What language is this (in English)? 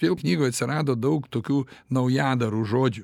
Lithuanian